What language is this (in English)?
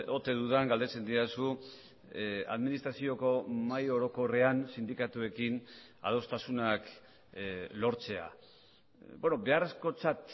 Basque